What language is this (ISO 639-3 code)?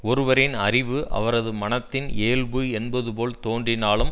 tam